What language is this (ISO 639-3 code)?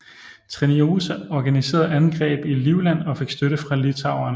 dan